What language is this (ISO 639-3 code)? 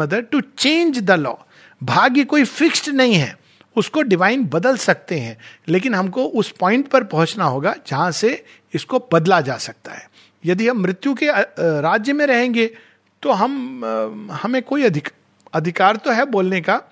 hin